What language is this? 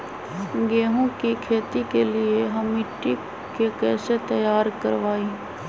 Magahi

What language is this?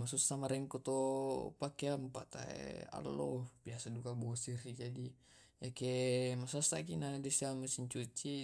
Tae'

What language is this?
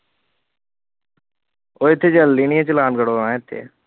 Punjabi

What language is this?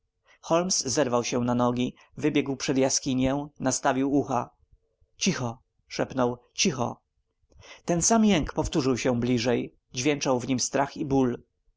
Polish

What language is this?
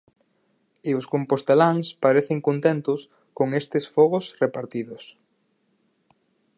Galician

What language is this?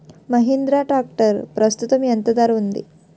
Telugu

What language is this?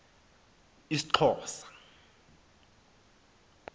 Xhosa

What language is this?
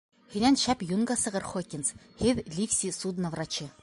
Bashkir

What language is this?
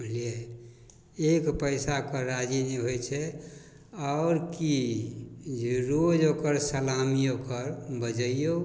Maithili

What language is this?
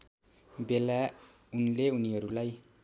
Nepali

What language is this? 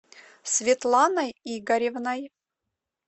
Russian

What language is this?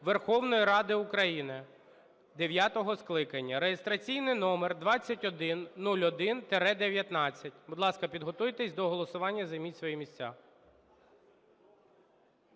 Ukrainian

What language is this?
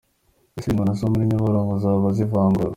Kinyarwanda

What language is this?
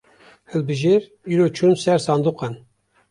Kurdish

